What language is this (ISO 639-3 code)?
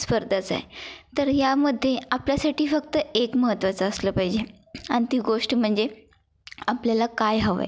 mar